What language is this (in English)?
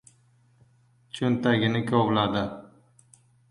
Uzbek